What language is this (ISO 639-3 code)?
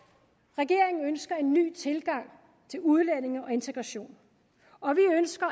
dan